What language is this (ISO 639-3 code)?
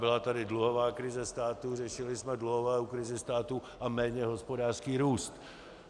ces